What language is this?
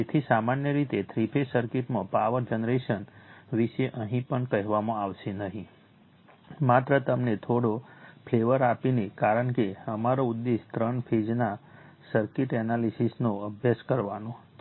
Gujarati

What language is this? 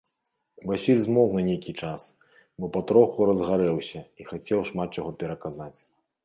Belarusian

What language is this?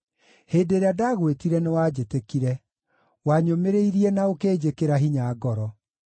Kikuyu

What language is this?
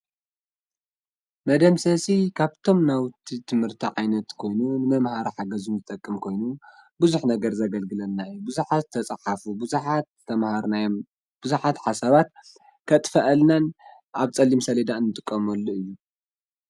Tigrinya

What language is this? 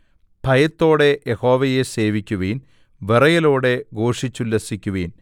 Malayalam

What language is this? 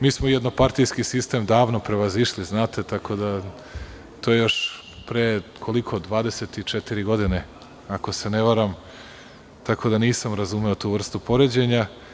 Serbian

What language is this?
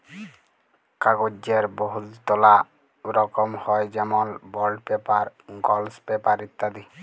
Bangla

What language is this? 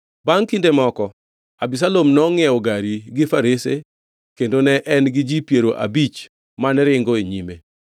Luo (Kenya and Tanzania)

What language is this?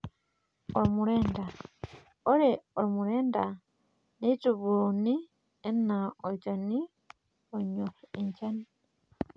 Masai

